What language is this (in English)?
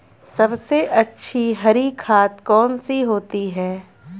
Hindi